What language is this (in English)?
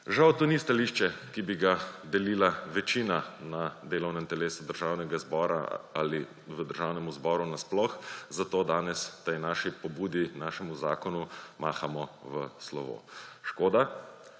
Slovenian